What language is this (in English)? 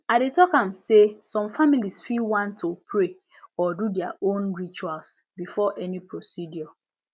Nigerian Pidgin